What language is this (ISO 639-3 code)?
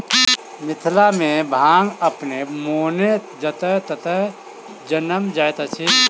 mai